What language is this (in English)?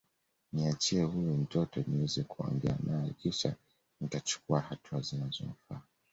Swahili